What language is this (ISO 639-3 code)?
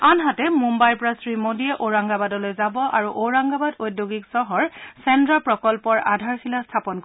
asm